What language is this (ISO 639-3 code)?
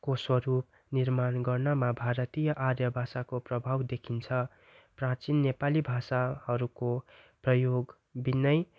nep